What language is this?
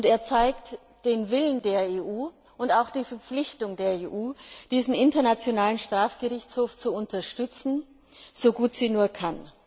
German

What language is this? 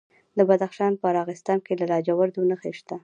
Pashto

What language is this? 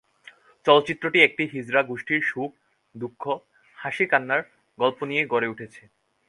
Bangla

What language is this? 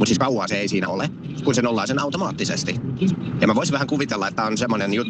Finnish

